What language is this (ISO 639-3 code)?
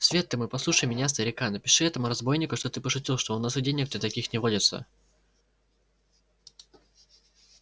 rus